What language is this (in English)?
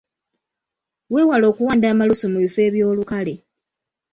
Ganda